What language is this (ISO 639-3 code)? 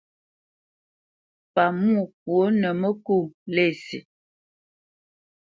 bce